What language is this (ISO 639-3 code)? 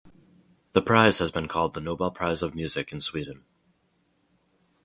eng